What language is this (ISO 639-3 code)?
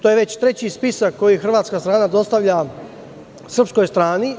srp